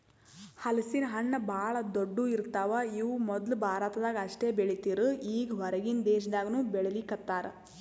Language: Kannada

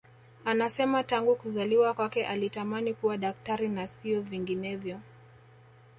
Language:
Swahili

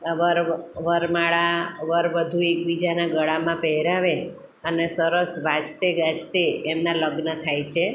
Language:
Gujarati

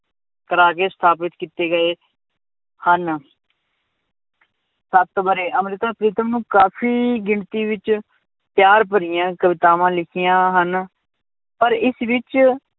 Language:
Punjabi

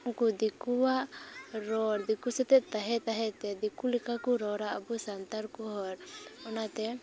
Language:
Santali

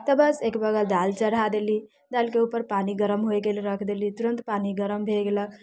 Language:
Maithili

